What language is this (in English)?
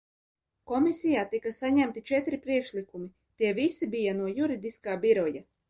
Latvian